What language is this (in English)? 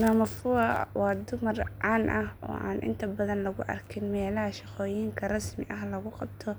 Somali